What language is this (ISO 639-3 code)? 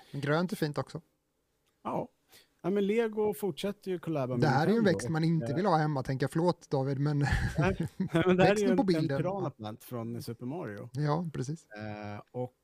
swe